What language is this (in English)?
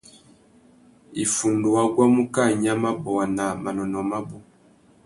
Tuki